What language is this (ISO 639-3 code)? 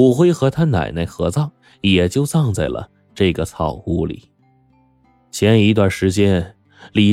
zho